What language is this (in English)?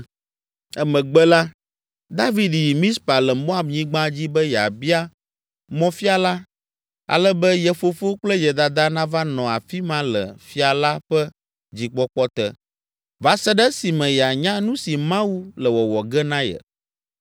Ewe